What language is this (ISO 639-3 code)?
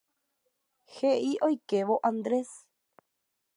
grn